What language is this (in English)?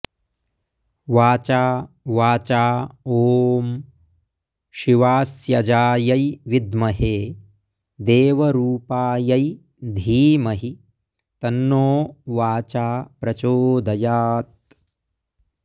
Sanskrit